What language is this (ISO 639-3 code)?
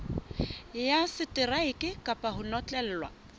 sot